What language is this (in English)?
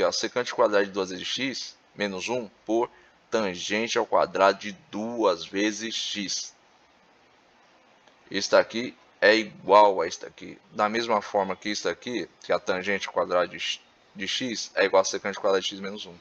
Portuguese